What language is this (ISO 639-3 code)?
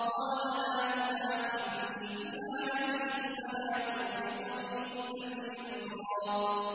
ara